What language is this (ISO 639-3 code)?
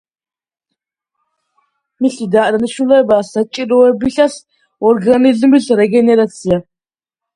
kat